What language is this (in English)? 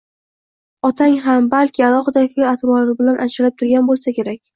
Uzbek